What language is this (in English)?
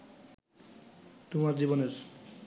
Bangla